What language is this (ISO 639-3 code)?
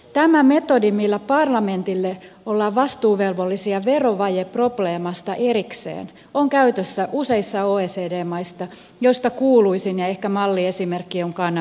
fin